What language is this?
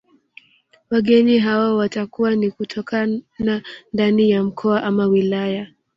Swahili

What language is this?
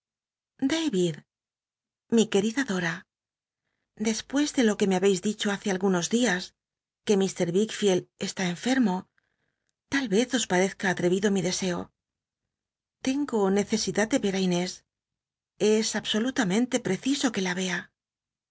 Spanish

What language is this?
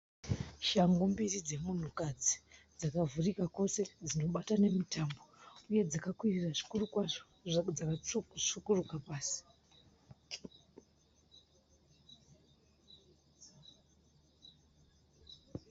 Shona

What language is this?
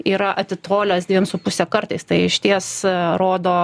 Lithuanian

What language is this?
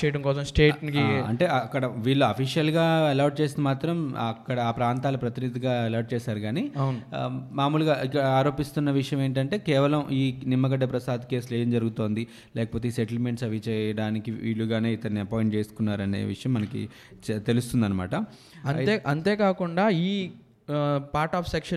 Telugu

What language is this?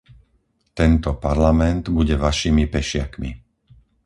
Slovak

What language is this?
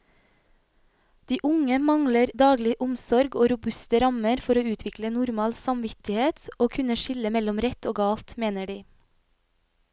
Norwegian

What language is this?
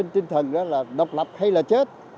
Vietnamese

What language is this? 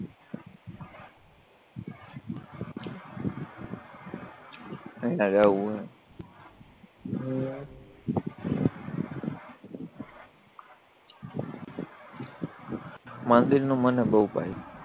Gujarati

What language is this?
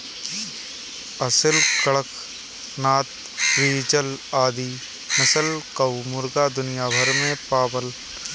Bhojpuri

